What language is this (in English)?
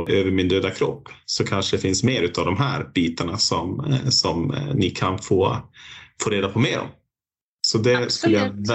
Swedish